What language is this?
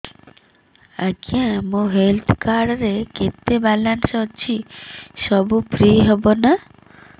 Odia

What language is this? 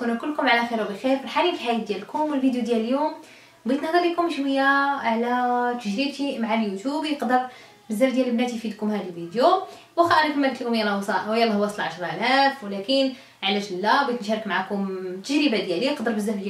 Arabic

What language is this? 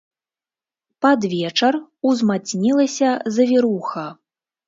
Belarusian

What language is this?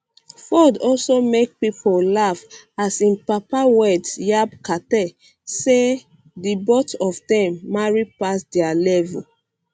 Nigerian Pidgin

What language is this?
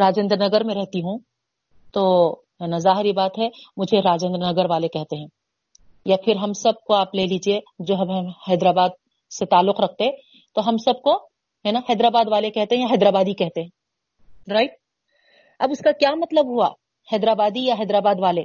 Urdu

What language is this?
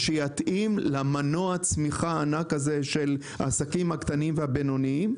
Hebrew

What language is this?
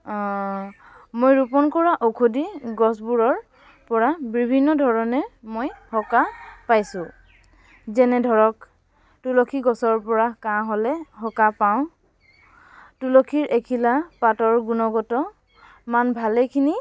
Assamese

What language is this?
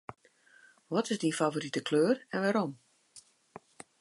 Western Frisian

